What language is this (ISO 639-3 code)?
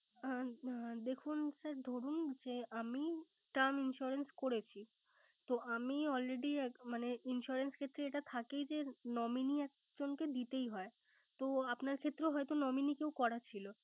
ben